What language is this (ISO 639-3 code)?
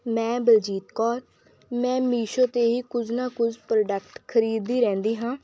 pan